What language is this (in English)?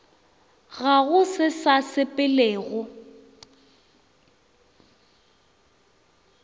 Northern Sotho